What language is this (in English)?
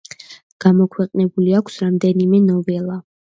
Georgian